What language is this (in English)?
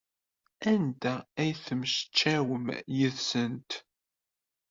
Kabyle